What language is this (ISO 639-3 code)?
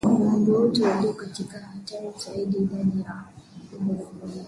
swa